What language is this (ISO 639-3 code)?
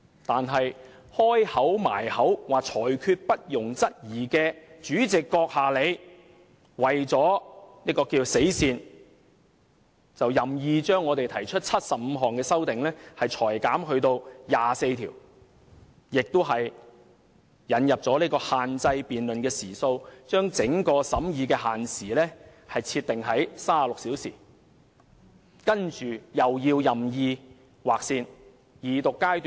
yue